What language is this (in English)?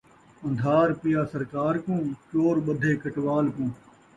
Saraiki